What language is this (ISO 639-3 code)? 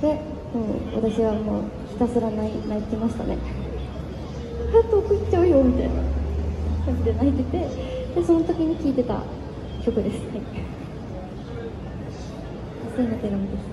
jpn